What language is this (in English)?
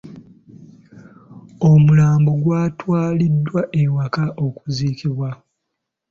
Ganda